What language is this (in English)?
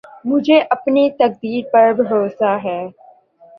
Urdu